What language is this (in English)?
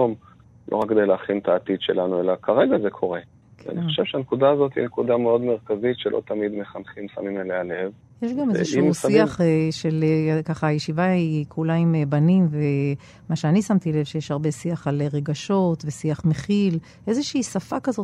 Hebrew